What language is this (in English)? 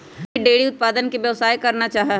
Magahi